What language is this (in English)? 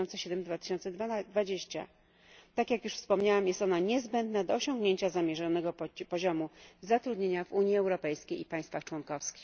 Polish